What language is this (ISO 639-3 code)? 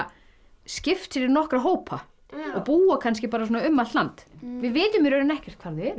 isl